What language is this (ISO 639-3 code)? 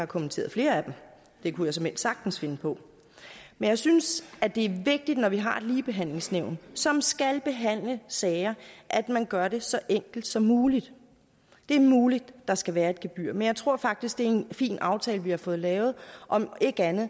dan